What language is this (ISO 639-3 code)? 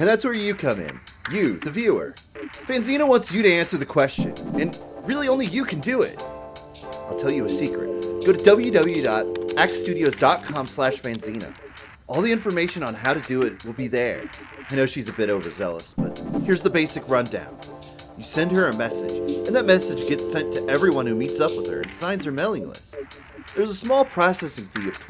eng